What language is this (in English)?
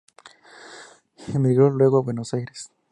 Spanish